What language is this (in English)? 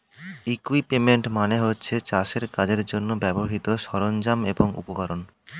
Bangla